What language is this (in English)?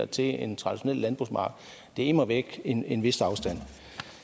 Danish